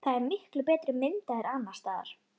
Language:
Icelandic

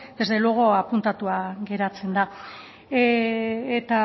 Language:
Basque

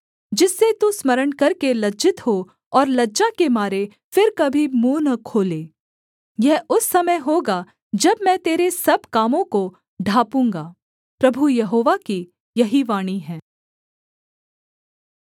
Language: Hindi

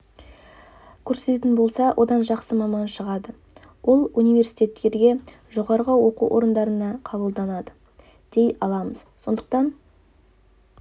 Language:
Kazakh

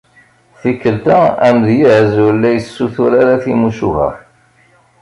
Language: Kabyle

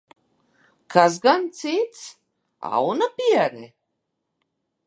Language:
Latvian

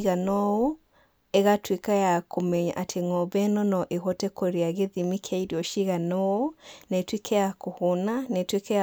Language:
Kikuyu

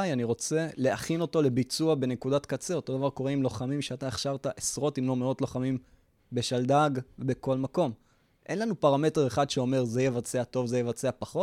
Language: Hebrew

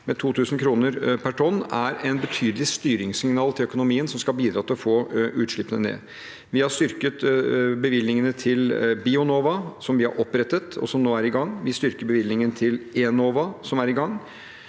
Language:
Norwegian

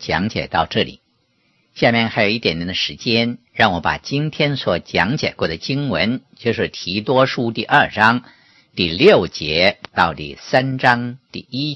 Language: Chinese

